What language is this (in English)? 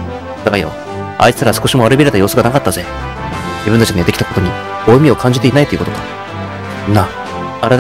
Japanese